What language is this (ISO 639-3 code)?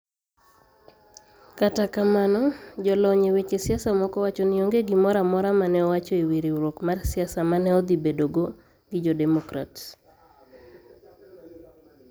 luo